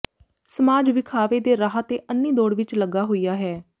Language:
Punjabi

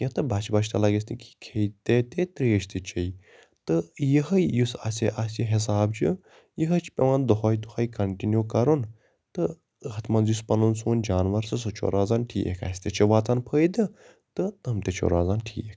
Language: Kashmiri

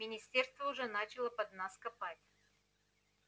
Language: Russian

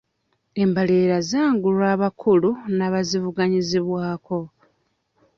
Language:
Ganda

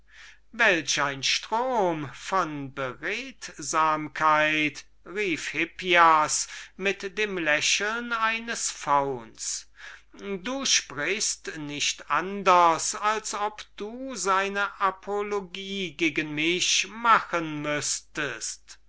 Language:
German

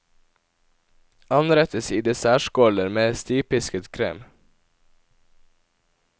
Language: Norwegian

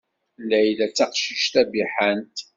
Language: Kabyle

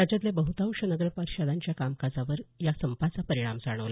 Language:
Marathi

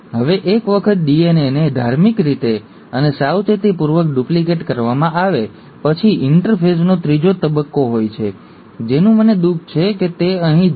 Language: Gujarati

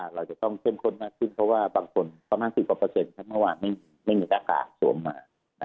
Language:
Thai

